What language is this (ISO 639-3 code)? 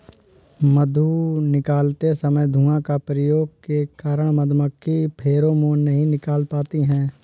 hin